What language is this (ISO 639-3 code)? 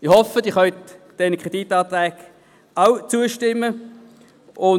gsw